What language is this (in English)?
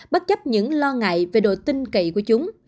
Vietnamese